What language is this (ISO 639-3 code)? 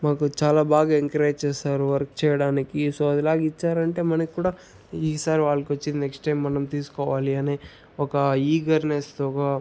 tel